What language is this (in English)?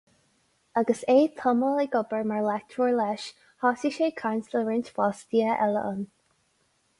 Irish